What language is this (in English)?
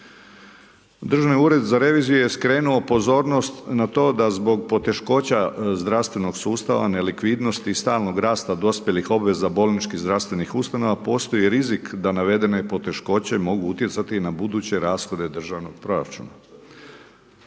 Croatian